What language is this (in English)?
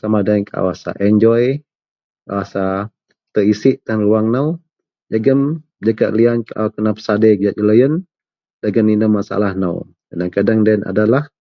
Central Melanau